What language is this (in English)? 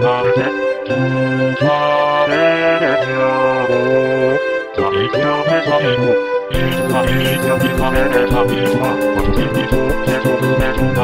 Indonesian